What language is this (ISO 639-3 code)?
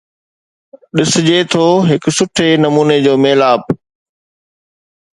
snd